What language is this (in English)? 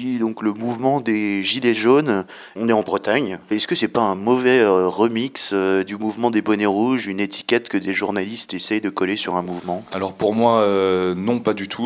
French